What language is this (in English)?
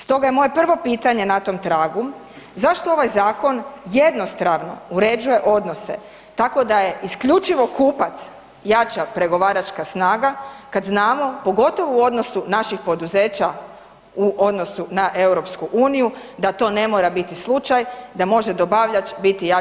Croatian